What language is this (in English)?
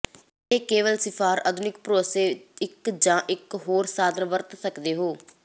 Punjabi